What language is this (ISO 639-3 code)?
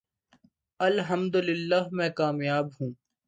urd